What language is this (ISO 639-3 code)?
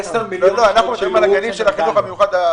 heb